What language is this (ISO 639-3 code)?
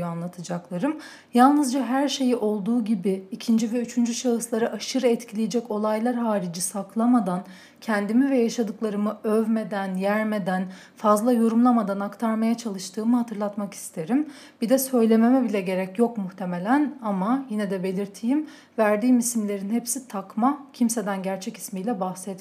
tur